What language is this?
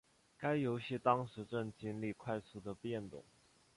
Chinese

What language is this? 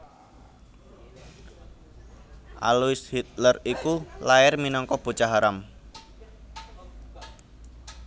Javanese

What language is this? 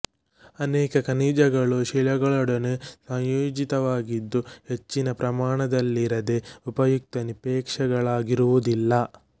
Kannada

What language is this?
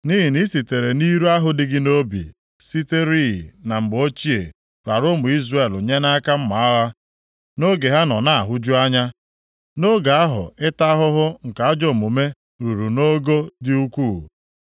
Igbo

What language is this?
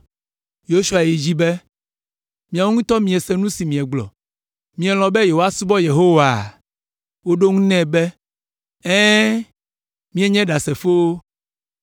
Ewe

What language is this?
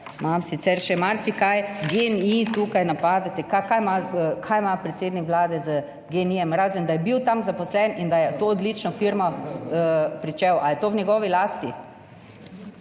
Slovenian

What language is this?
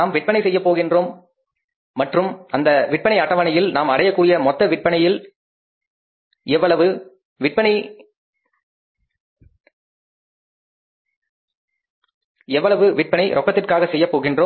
Tamil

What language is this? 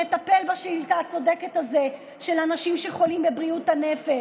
Hebrew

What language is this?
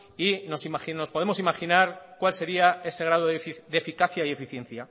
Spanish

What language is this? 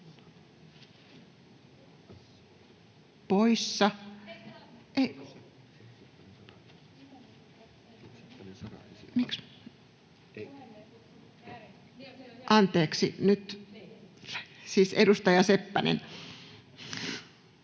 Finnish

